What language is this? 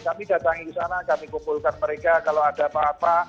Indonesian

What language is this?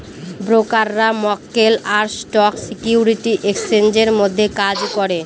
Bangla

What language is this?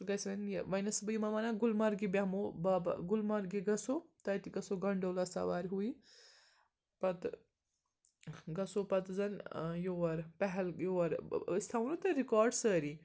Kashmiri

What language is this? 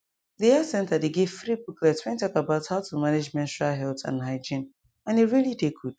Nigerian Pidgin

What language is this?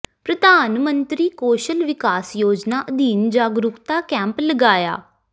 Punjabi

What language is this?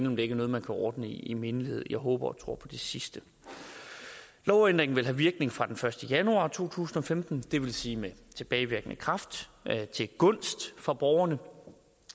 Danish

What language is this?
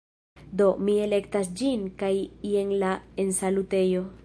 Esperanto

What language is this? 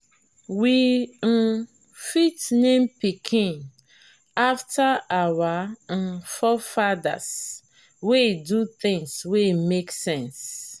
Nigerian Pidgin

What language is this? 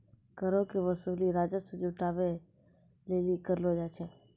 Maithili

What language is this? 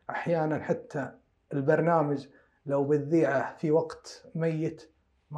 Arabic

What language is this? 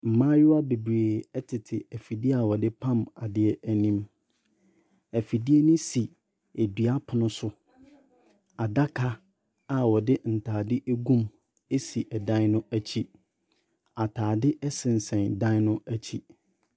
Akan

